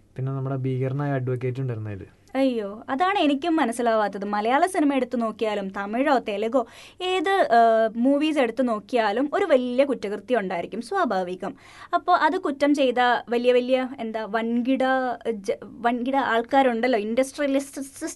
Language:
Malayalam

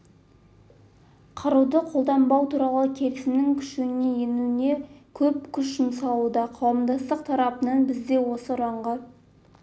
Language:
Kazakh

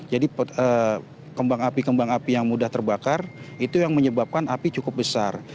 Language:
Indonesian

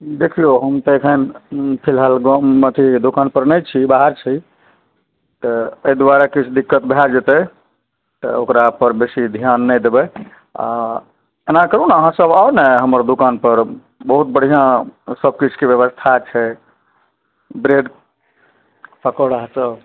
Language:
Maithili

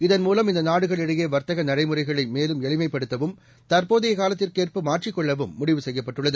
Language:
Tamil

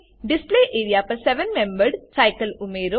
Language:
Gujarati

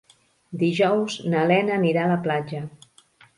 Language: Catalan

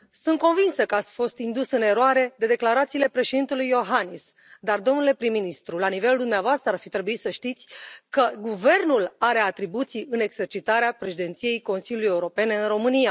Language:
Romanian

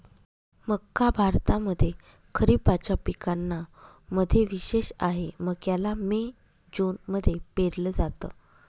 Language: Marathi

